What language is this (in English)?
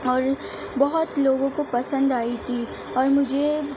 Urdu